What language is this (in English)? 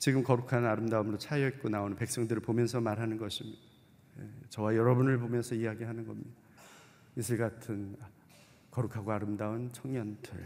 Korean